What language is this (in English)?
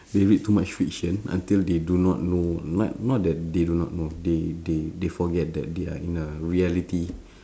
English